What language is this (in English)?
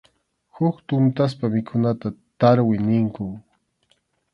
Arequipa-La Unión Quechua